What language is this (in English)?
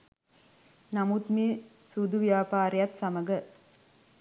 Sinhala